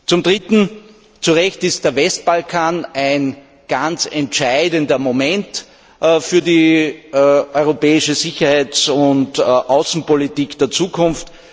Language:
German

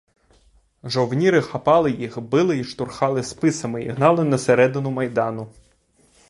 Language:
Ukrainian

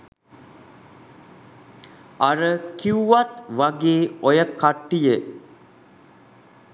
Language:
Sinhala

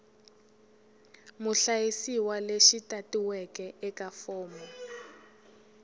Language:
Tsonga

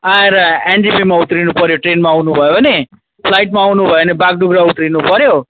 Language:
Nepali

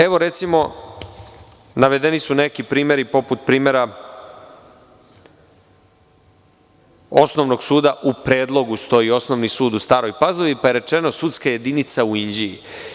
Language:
Serbian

